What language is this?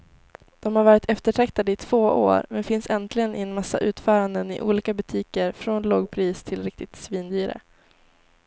Swedish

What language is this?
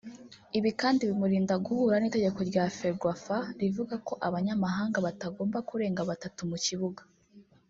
Kinyarwanda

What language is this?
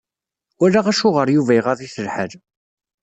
Kabyle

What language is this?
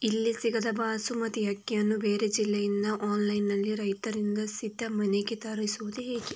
Kannada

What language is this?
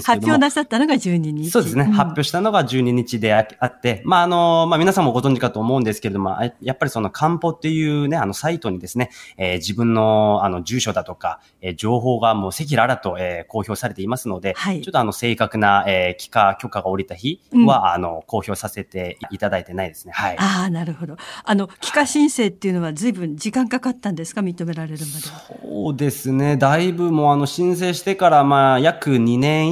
Japanese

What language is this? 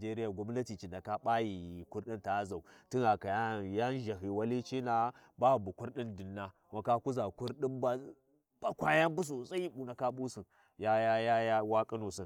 Warji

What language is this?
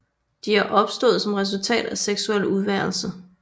Danish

